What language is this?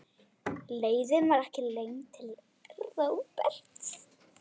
Icelandic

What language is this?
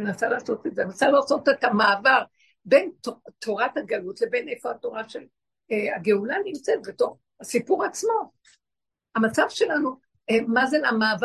Hebrew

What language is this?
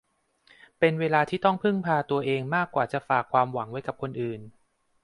Thai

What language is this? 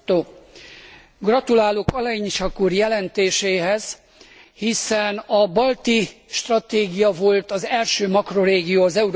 Hungarian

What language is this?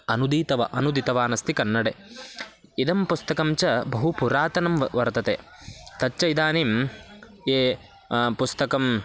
Sanskrit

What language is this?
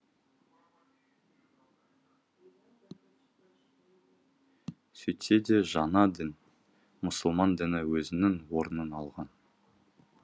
Kazakh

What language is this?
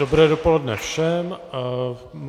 Czech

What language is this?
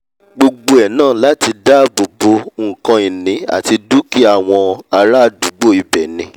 Yoruba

